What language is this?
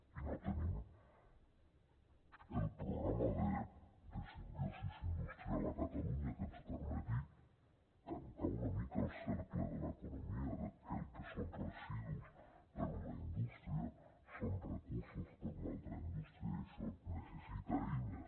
Catalan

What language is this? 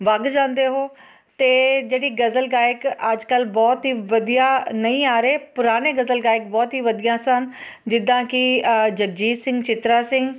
Punjabi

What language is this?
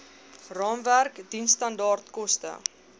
Afrikaans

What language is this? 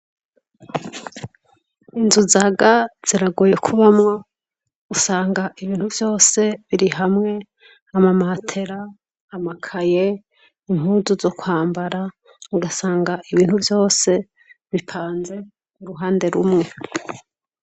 Rundi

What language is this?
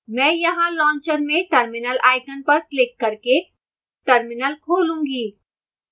Hindi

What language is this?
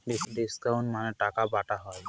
Bangla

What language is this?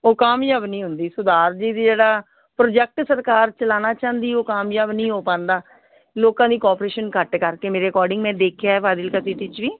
Punjabi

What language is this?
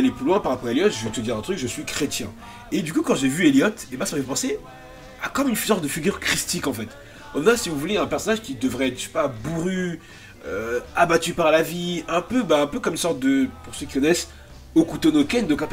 French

